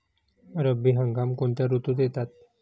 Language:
Marathi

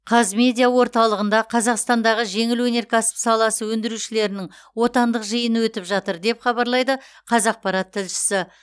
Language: Kazakh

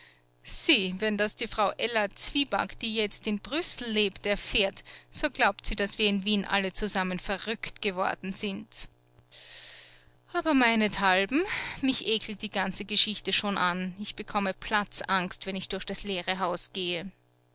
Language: German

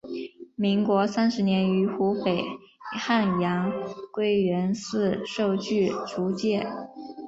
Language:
Chinese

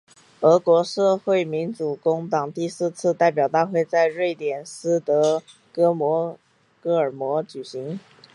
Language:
Chinese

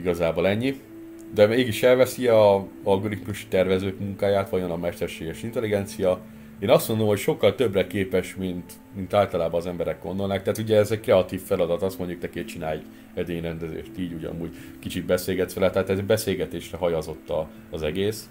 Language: Hungarian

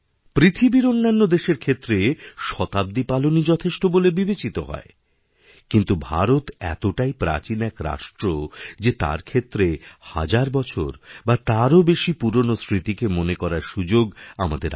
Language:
Bangla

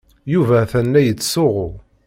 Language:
Kabyle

